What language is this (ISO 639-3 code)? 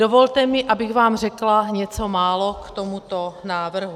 ces